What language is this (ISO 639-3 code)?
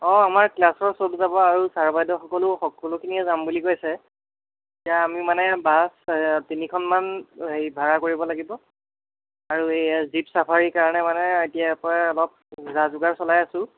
asm